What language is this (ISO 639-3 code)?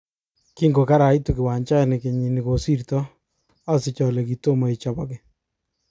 kln